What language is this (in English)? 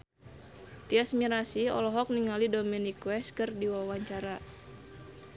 Sundanese